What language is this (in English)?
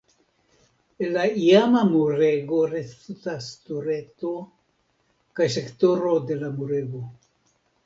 Esperanto